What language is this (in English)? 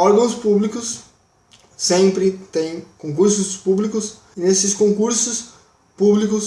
Portuguese